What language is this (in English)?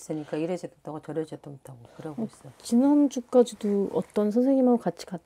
Korean